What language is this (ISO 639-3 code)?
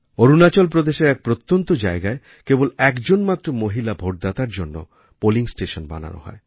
ben